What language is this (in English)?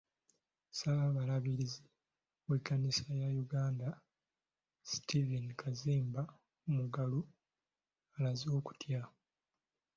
Ganda